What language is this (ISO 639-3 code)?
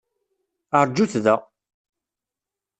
kab